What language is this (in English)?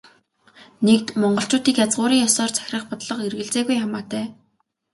Mongolian